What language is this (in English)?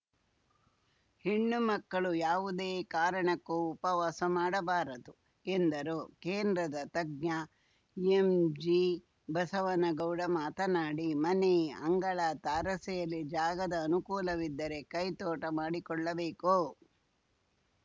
Kannada